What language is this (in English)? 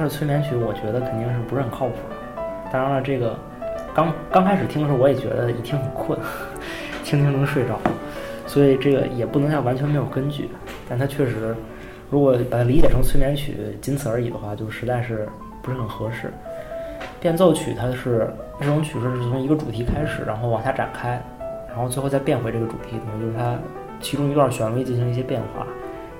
Chinese